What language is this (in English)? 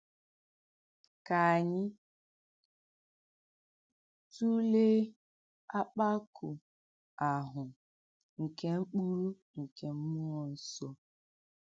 Igbo